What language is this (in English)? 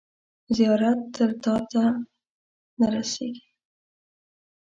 Pashto